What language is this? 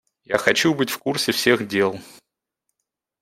Russian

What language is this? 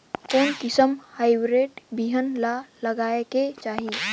Chhattisgarhi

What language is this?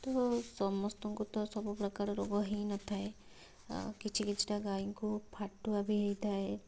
Odia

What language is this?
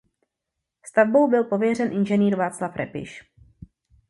Czech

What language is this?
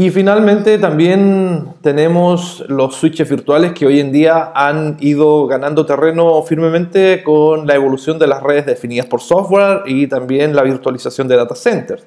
Spanish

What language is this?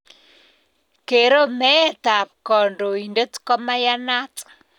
Kalenjin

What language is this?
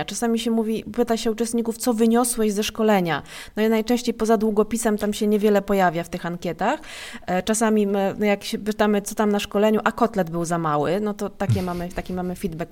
Polish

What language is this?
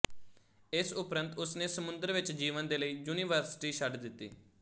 Punjabi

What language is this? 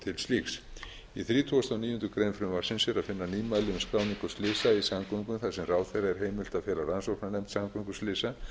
Icelandic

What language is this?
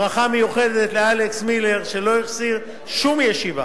Hebrew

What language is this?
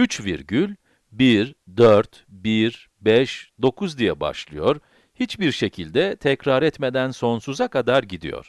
Turkish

